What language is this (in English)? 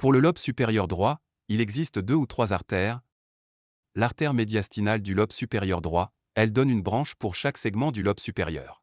French